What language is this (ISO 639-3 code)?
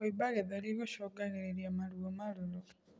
kik